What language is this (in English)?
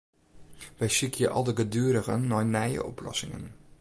Western Frisian